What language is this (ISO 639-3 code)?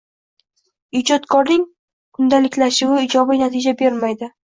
uzb